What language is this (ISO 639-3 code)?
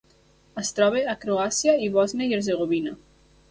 cat